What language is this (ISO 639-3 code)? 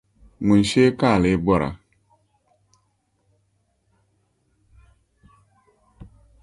dag